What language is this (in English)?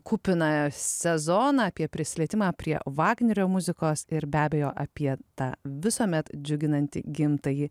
Lithuanian